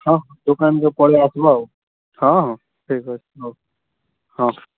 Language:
Odia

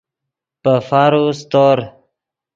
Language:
Yidgha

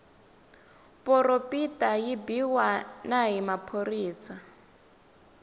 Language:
Tsonga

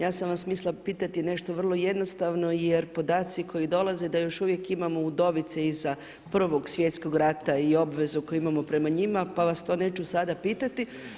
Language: Croatian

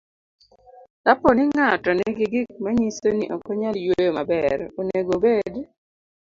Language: Luo (Kenya and Tanzania)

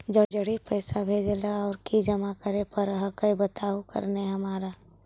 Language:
Magahi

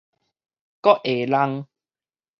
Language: Min Nan Chinese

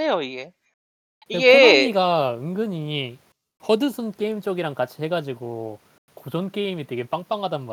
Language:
Korean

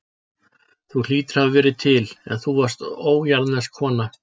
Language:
Icelandic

